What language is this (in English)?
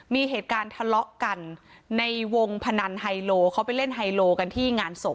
Thai